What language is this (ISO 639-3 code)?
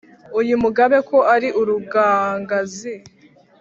kin